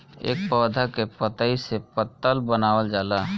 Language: Bhojpuri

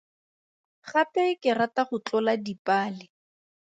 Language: Tswana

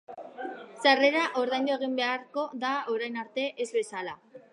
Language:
Basque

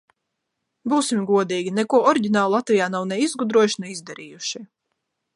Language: Latvian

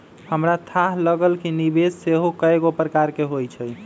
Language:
Magahi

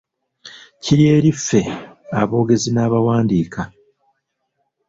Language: Ganda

